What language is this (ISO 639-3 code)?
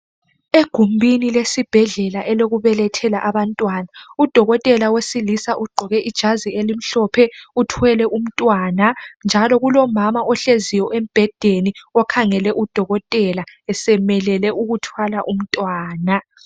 nde